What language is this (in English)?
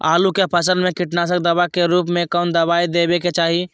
Magahi